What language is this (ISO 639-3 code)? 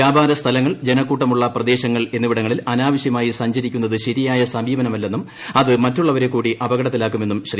mal